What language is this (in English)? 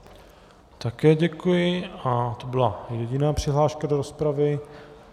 Czech